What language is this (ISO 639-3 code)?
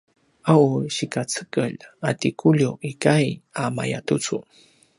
pwn